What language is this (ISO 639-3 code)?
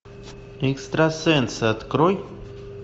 rus